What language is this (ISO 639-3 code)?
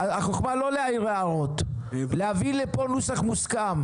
heb